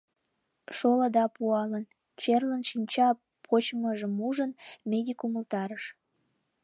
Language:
Mari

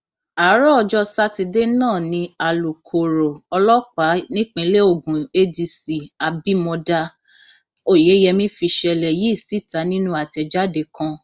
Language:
Yoruba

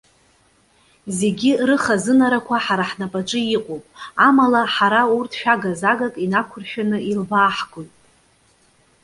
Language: Abkhazian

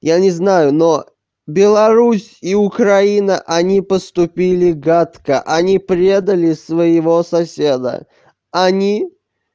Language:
Russian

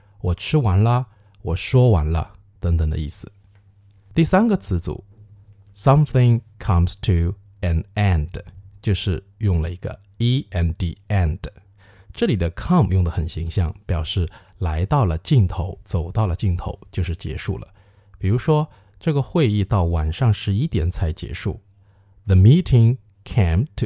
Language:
Chinese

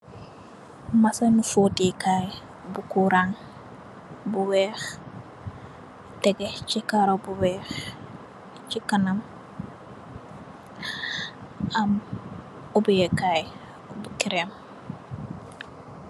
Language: Wolof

